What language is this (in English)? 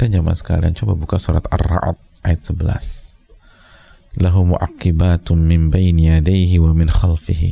Indonesian